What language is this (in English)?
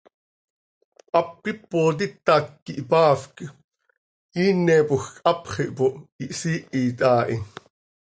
Seri